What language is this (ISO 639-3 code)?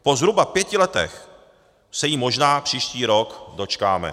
ces